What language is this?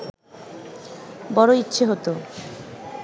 Bangla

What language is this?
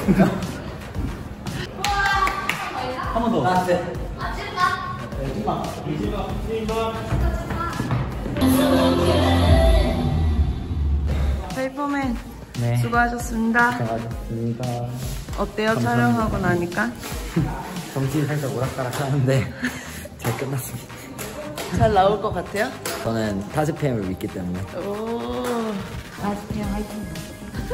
Korean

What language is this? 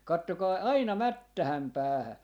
Finnish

